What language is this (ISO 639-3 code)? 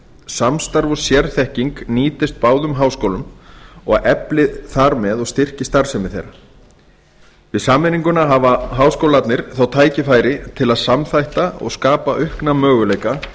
isl